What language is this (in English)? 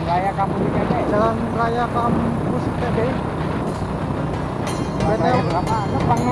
Indonesian